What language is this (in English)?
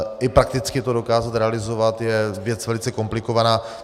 Czech